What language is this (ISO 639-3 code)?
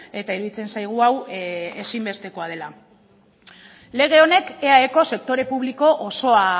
eus